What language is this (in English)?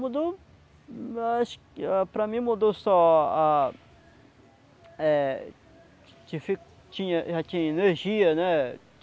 Portuguese